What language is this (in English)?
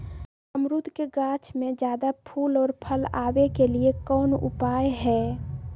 Magahi